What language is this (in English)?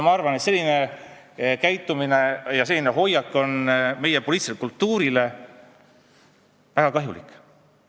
Estonian